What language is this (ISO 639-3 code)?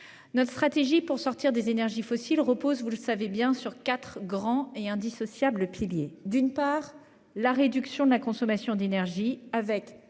fra